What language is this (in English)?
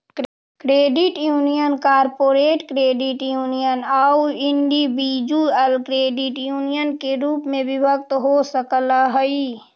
Magahi